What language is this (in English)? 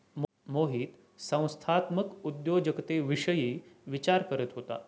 Marathi